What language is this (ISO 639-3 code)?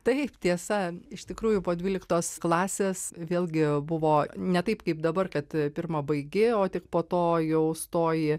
lit